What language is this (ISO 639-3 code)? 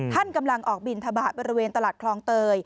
tha